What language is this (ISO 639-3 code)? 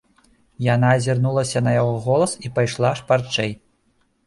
bel